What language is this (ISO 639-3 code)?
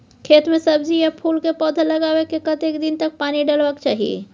mai